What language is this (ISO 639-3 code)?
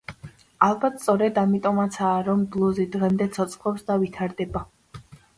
kat